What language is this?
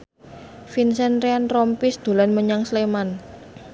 Javanese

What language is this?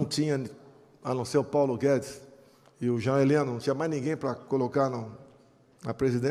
Portuguese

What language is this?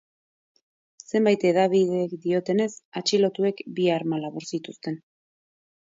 Basque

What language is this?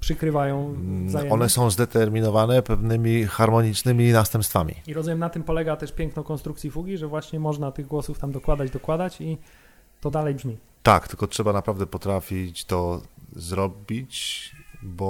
Polish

